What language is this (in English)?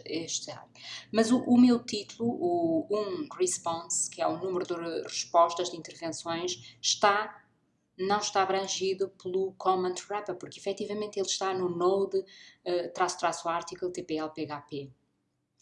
Portuguese